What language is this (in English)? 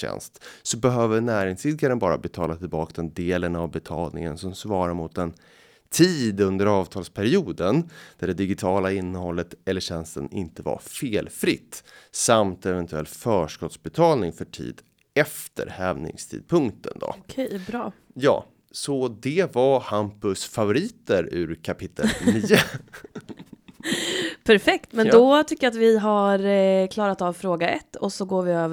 Swedish